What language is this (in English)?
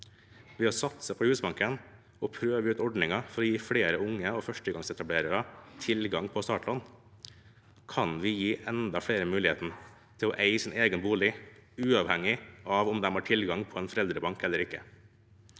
Norwegian